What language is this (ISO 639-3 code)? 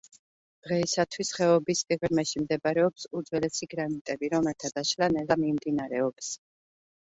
kat